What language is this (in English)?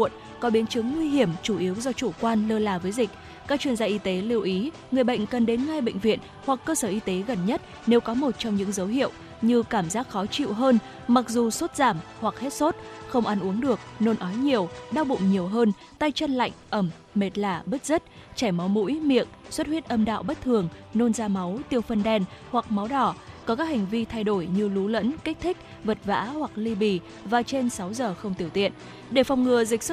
Vietnamese